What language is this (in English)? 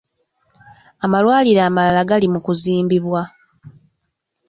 Ganda